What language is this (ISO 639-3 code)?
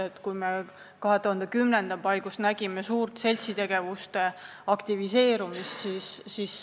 est